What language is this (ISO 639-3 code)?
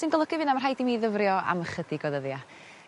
cym